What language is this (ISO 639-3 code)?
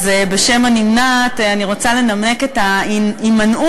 heb